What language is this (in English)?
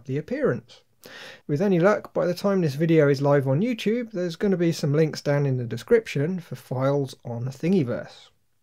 English